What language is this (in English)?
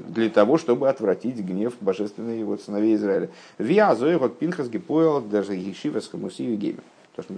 Russian